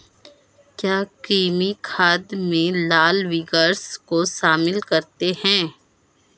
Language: Hindi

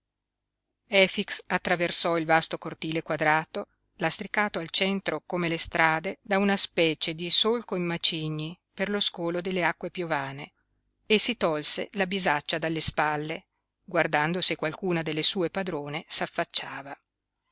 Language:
Italian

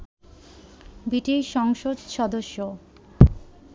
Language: Bangla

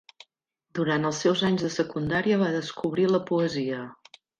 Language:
Catalan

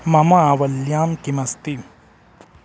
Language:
Sanskrit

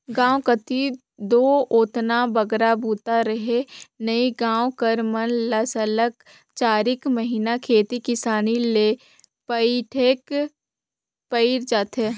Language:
Chhattisgarhi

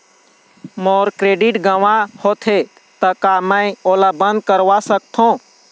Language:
Chhattisgarhi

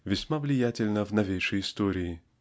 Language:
Russian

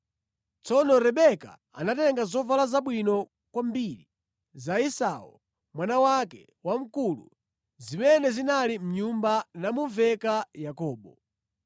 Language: Nyanja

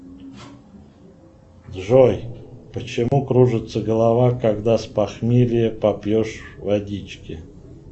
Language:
Russian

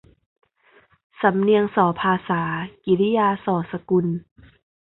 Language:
Thai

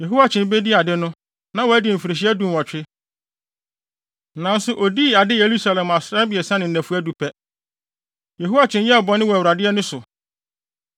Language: Akan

